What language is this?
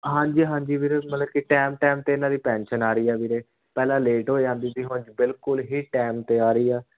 Punjabi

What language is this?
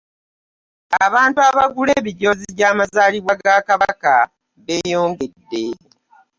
Ganda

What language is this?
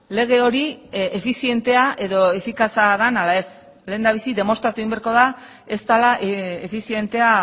Basque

